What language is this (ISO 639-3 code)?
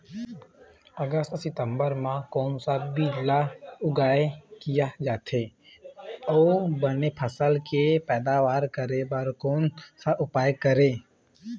hne